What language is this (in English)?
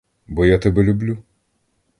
Ukrainian